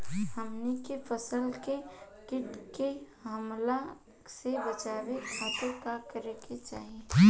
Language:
Bhojpuri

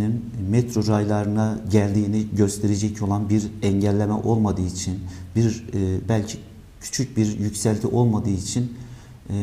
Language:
Turkish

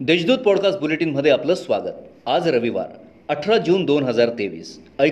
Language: Marathi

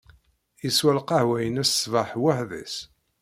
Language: Kabyle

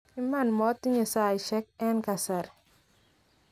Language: Kalenjin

